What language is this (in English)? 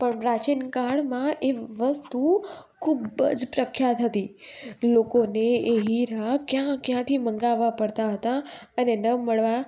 Gujarati